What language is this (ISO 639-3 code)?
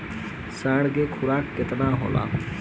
bho